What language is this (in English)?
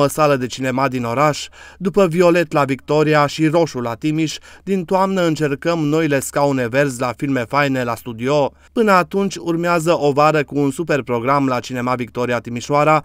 Romanian